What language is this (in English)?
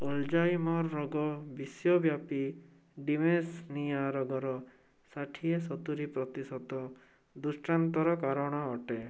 Odia